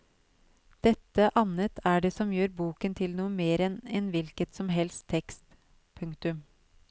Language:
Norwegian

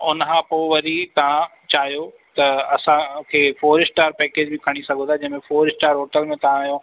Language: Sindhi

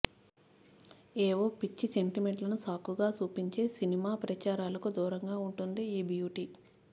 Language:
Telugu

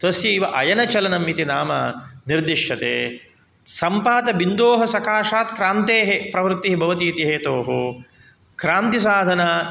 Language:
Sanskrit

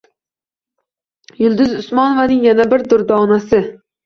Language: Uzbek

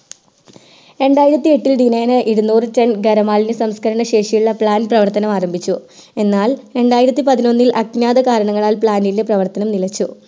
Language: Malayalam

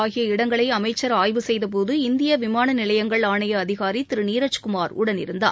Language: Tamil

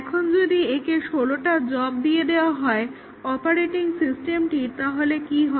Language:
Bangla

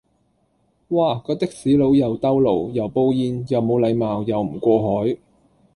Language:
Cantonese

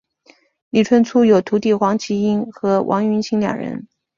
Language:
Chinese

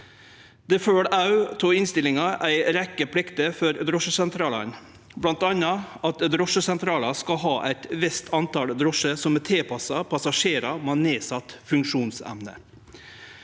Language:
Norwegian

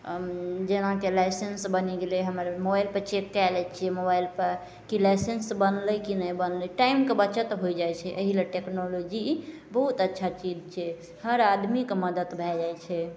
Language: Maithili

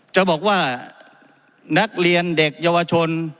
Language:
Thai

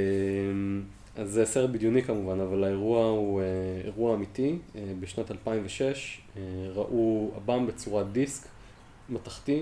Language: Hebrew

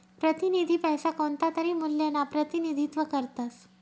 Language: Marathi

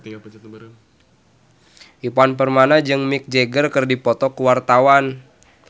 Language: Sundanese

